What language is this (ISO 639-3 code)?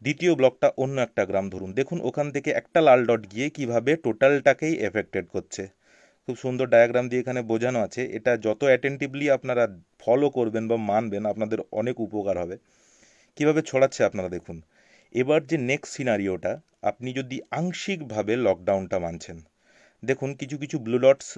ben